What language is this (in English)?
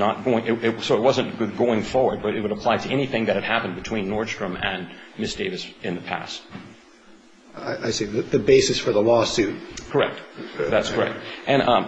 English